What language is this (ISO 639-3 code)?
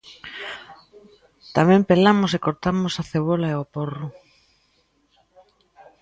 glg